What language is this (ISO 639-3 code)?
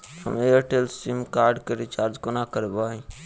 mai